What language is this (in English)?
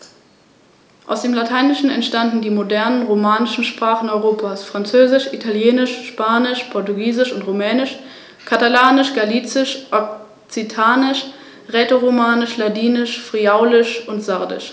German